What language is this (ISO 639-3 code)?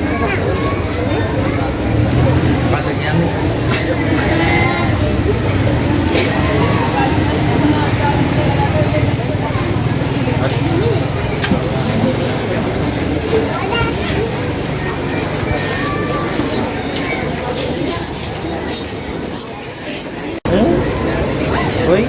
sin